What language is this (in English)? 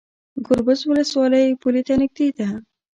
Pashto